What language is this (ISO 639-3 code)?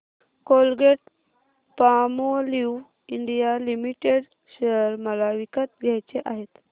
mar